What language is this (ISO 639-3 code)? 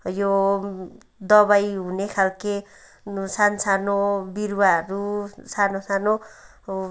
nep